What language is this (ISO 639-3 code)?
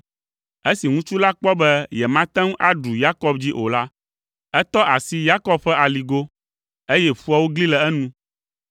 ewe